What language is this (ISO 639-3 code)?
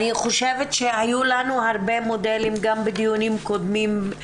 heb